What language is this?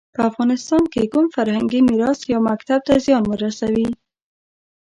Pashto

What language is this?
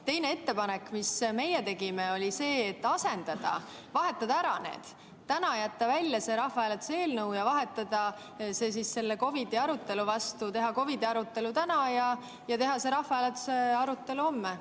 Estonian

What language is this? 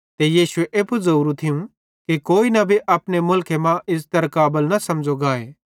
Bhadrawahi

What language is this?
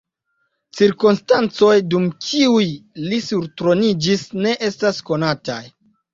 Esperanto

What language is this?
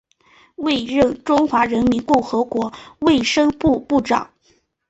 Chinese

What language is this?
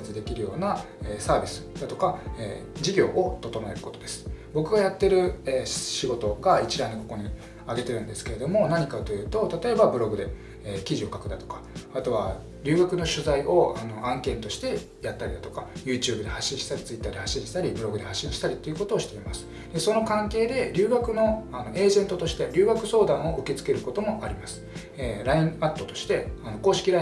Japanese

